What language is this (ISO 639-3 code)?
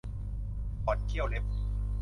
tha